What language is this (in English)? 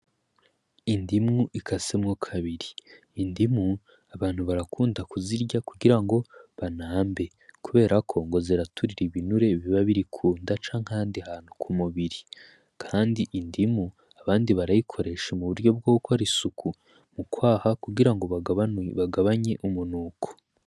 Rundi